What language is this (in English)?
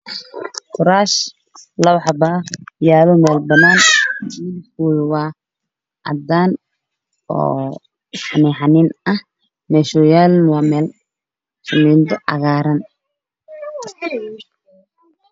Somali